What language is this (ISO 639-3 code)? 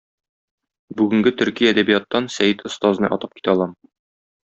tat